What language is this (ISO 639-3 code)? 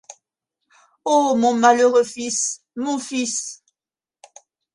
fra